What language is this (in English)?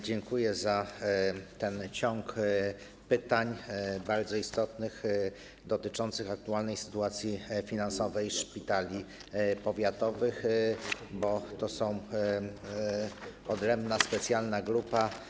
Polish